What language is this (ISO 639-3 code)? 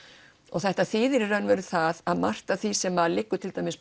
isl